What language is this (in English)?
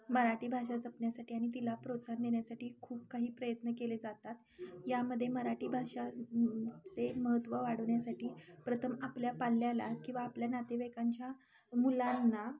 Marathi